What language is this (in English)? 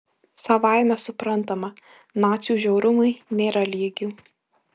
Lithuanian